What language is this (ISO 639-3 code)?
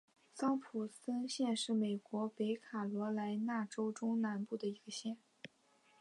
zho